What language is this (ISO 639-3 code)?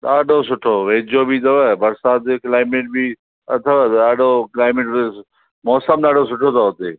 snd